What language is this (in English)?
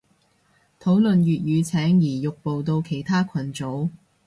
Cantonese